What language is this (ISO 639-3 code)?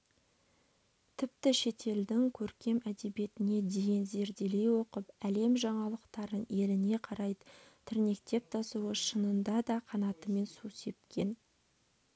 kaz